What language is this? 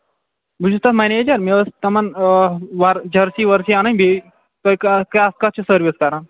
Kashmiri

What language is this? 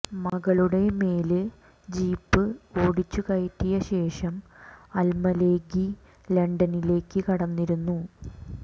Malayalam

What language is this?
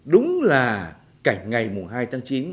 Vietnamese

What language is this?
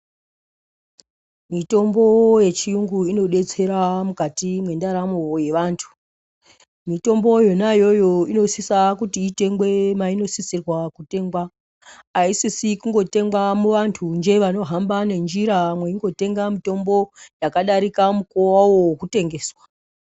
Ndau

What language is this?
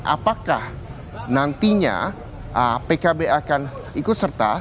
Indonesian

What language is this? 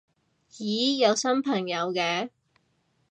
Cantonese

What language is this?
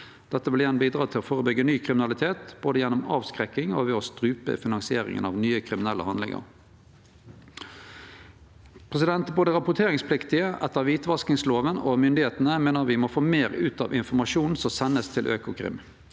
Norwegian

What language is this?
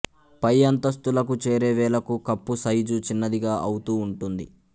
Telugu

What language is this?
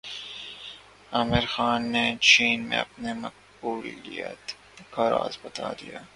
Urdu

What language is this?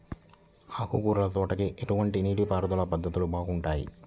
Telugu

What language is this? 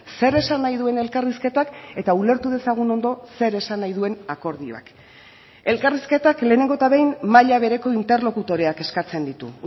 Basque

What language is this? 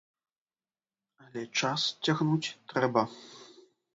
Belarusian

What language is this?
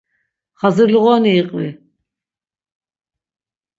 Laz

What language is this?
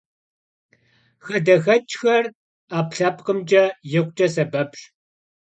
Kabardian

